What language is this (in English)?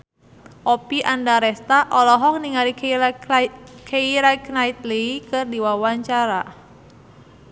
Sundanese